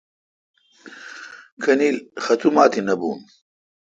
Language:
Kalkoti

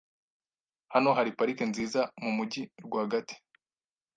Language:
Kinyarwanda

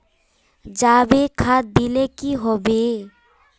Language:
Magahi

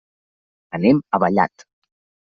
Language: Catalan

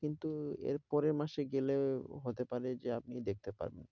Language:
Bangla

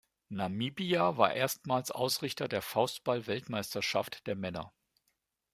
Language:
German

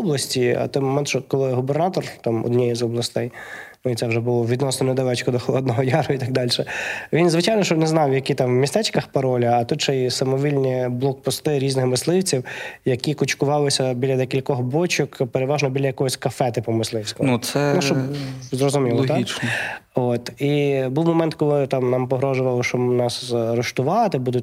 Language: Ukrainian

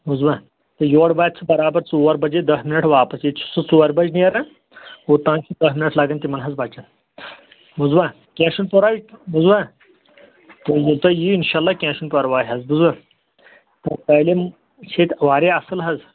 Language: Kashmiri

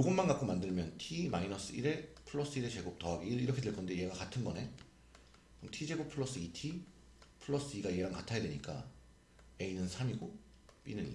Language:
Korean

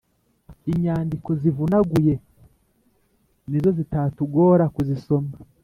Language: Kinyarwanda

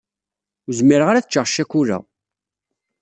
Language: Kabyle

